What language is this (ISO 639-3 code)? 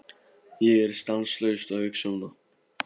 isl